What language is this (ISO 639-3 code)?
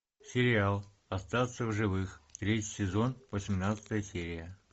rus